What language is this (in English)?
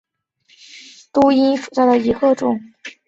Chinese